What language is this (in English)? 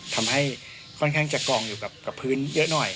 Thai